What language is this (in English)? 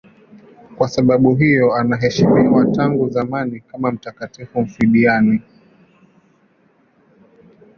Swahili